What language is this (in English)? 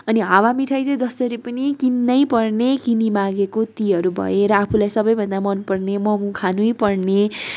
Nepali